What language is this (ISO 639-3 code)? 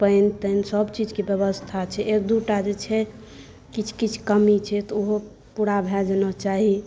mai